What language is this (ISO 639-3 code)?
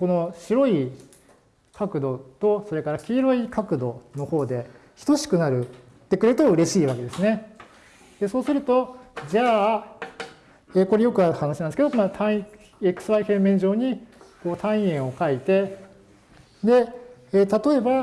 jpn